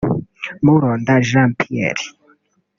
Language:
Kinyarwanda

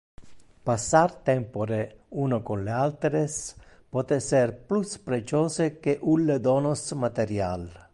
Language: Interlingua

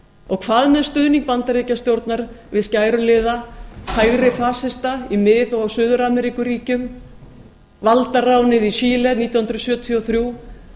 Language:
Icelandic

